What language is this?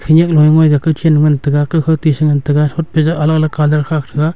Wancho Naga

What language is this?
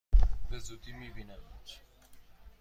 Persian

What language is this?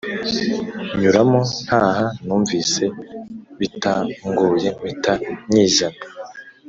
Kinyarwanda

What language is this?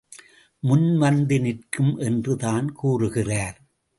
Tamil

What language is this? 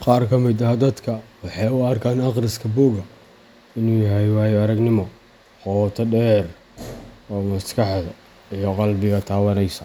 Somali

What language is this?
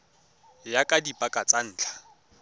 Tswana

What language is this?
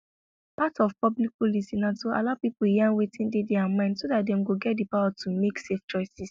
Nigerian Pidgin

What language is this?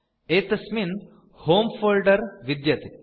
Sanskrit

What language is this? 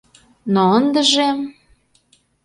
Mari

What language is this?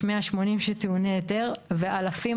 Hebrew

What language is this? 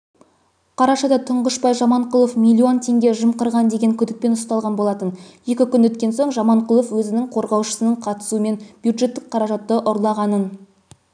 Kazakh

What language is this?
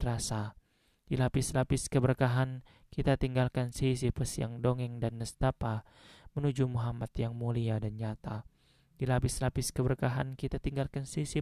Indonesian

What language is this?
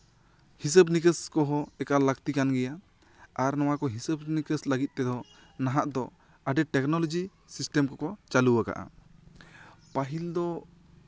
Santali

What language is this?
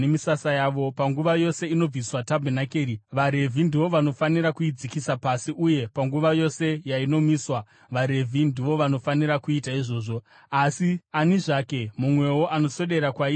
Shona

